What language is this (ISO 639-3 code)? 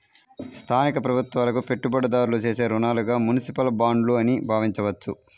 tel